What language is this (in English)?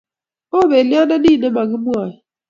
Kalenjin